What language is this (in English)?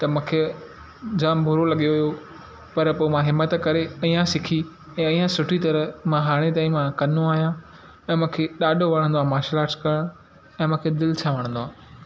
Sindhi